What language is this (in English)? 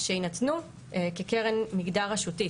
Hebrew